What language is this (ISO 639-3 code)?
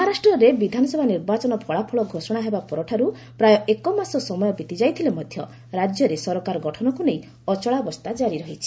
ori